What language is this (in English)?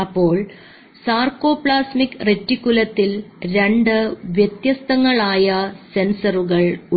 Malayalam